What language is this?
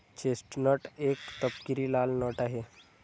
Marathi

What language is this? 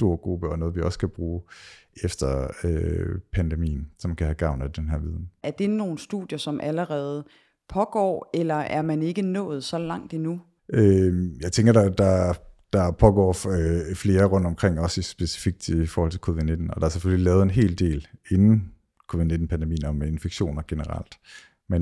Danish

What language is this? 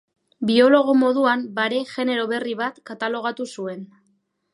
Basque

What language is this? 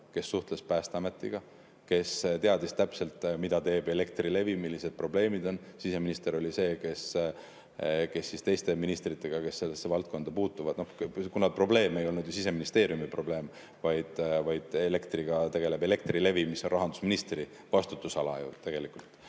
Estonian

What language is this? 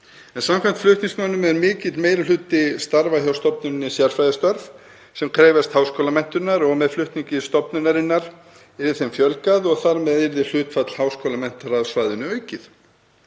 Icelandic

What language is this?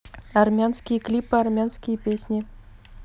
Russian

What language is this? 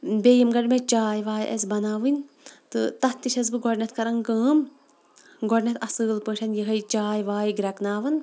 Kashmiri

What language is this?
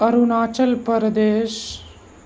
Urdu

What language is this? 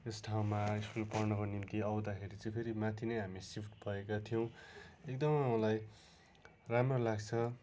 Nepali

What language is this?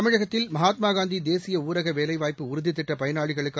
Tamil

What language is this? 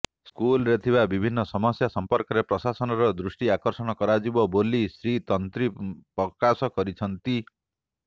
Odia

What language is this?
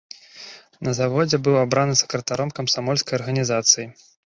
Belarusian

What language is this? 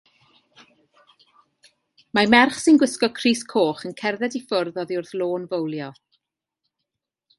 Welsh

